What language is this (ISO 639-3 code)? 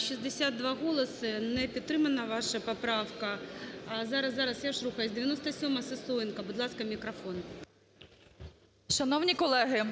ukr